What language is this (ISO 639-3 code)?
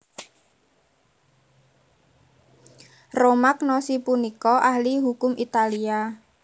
jav